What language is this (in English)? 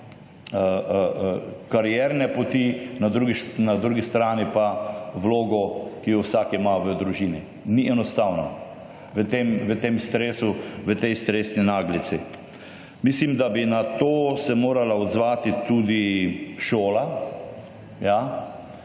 Slovenian